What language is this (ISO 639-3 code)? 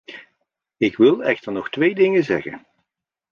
nld